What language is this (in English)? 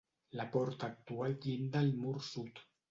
Catalan